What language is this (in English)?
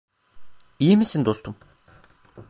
Turkish